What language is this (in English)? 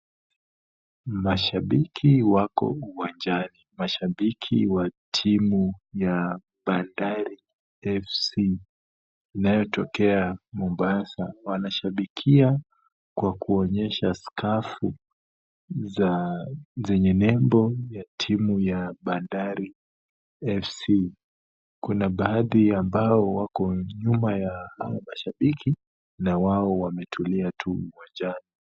Swahili